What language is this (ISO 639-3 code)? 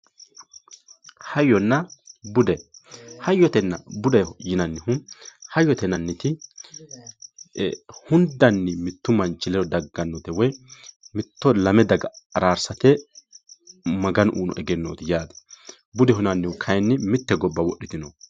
sid